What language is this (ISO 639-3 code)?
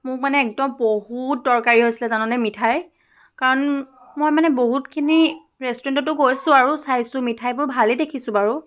asm